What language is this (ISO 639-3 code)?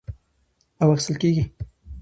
pus